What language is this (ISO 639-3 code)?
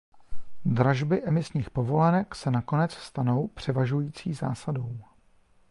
ces